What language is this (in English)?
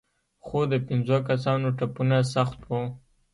Pashto